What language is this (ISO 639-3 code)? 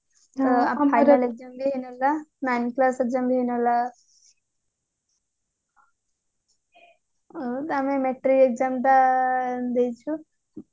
ori